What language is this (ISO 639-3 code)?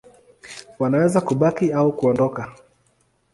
swa